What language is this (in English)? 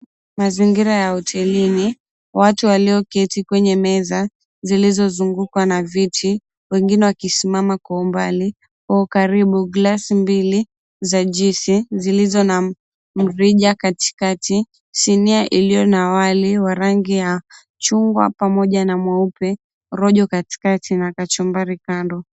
Swahili